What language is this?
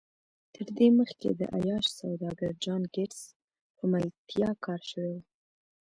Pashto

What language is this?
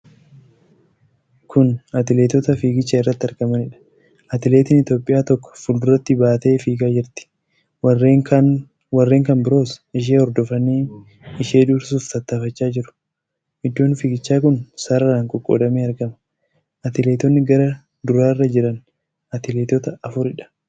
Oromo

